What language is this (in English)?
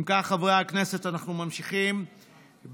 Hebrew